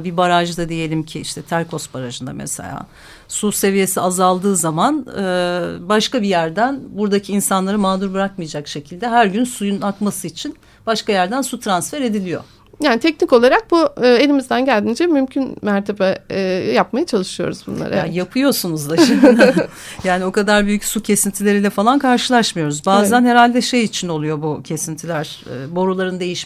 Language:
Turkish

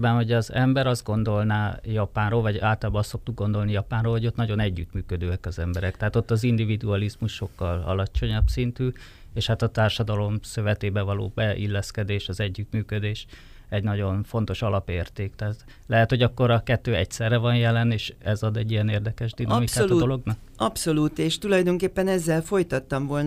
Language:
Hungarian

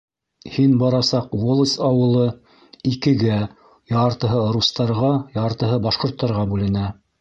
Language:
Bashkir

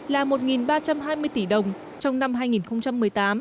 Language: Vietnamese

